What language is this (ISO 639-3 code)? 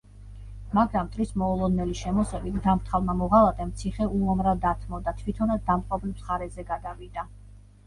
kat